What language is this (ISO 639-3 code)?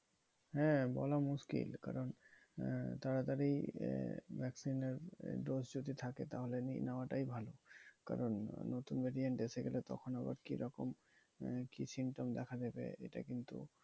ben